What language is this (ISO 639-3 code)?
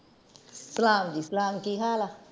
pan